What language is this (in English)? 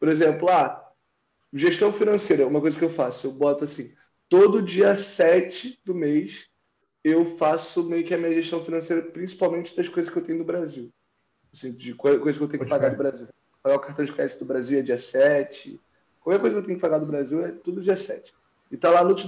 Portuguese